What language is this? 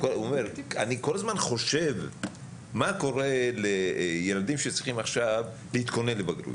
Hebrew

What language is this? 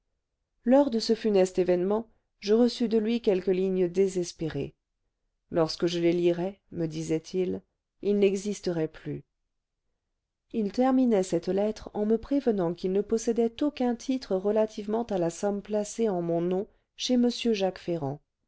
French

